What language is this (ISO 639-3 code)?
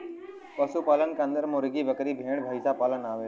bho